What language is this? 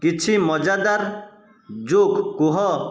Odia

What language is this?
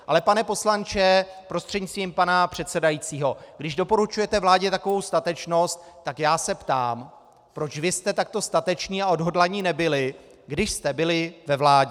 Czech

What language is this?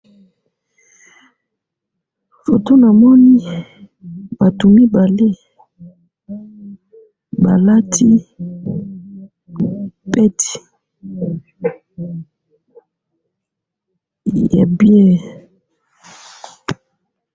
Lingala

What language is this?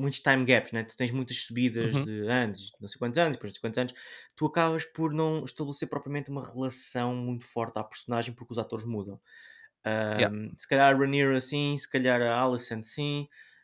Portuguese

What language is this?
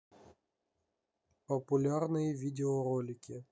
Russian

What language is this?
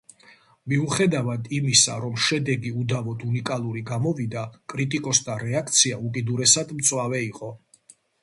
Georgian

